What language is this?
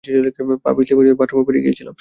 Bangla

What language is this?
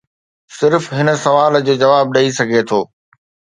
Sindhi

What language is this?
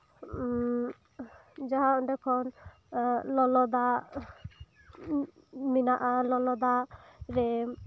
Santali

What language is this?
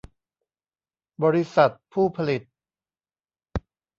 Thai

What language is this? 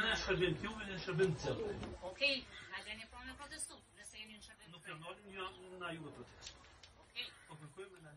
Romanian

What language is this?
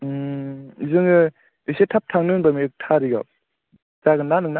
Bodo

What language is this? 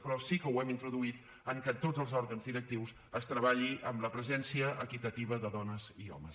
Catalan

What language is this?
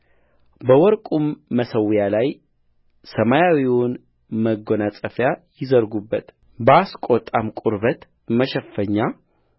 Amharic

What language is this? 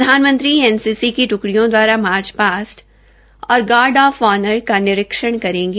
Hindi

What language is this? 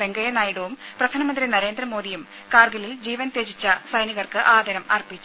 Malayalam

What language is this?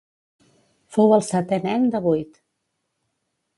Catalan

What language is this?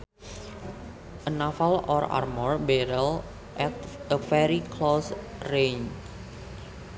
Sundanese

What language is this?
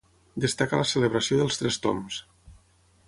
Catalan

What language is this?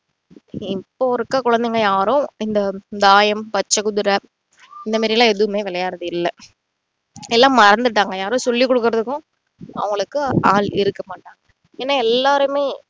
Tamil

